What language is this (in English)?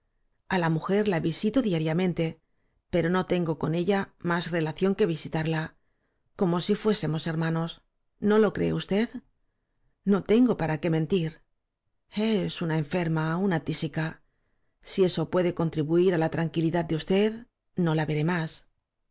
Spanish